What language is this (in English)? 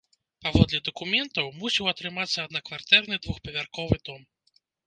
Belarusian